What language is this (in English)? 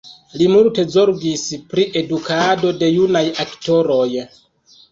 Esperanto